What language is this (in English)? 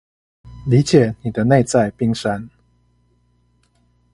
Chinese